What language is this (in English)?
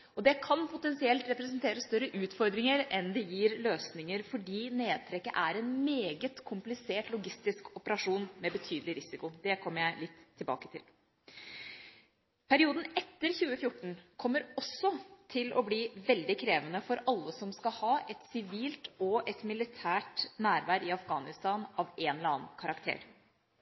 Norwegian Bokmål